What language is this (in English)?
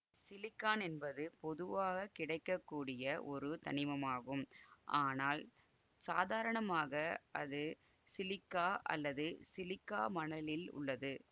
Tamil